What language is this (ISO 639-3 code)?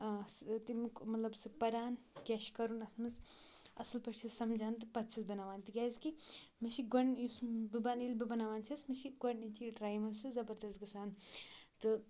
kas